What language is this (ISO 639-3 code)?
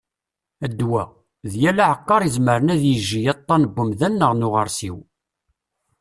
kab